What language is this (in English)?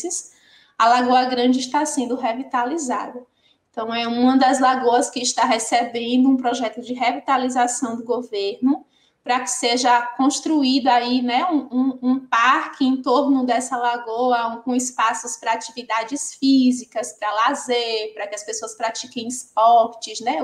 Portuguese